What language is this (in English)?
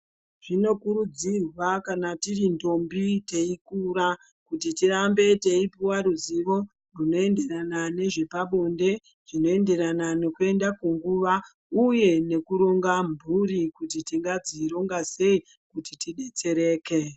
Ndau